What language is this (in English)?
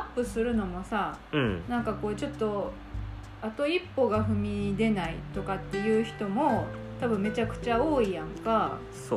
Japanese